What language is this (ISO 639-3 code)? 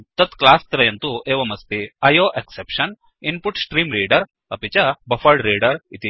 san